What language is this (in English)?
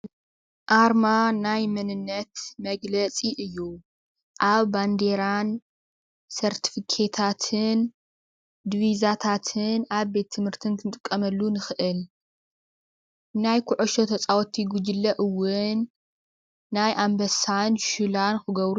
Tigrinya